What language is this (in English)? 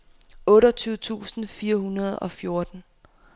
Danish